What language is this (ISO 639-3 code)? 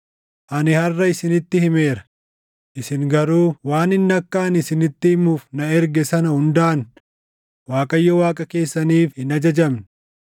orm